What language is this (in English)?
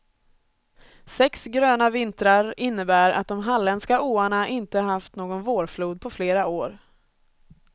Swedish